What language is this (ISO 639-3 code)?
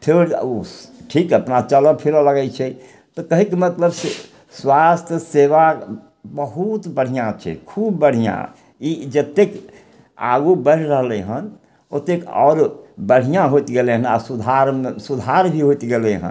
mai